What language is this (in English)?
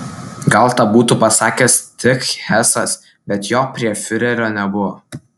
Lithuanian